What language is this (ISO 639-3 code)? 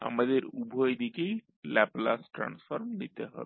ben